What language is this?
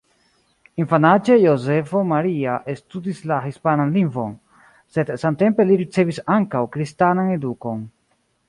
Esperanto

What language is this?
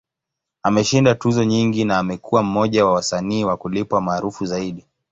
Swahili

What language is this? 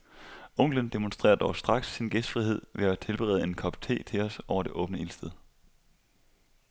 Danish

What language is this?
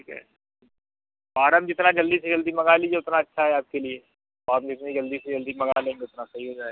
Hindi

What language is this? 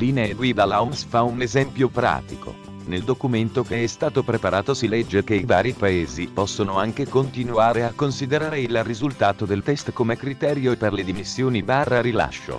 Italian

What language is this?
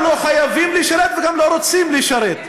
Hebrew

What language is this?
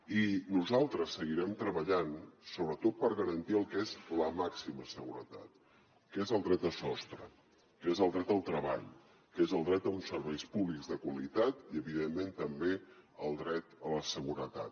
Catalan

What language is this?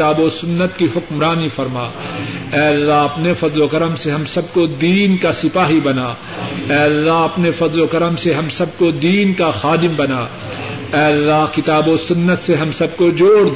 Urdu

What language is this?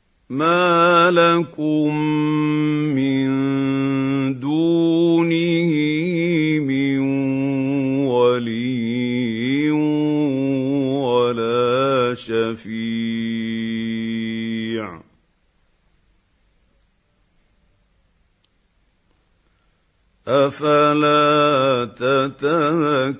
Arabic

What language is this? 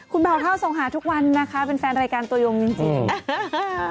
Thai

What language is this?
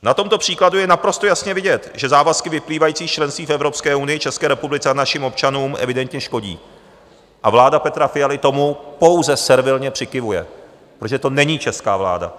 Czech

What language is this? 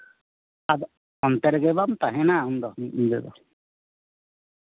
Santali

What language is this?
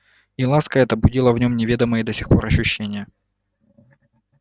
Russian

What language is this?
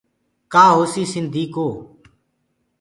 Gurgula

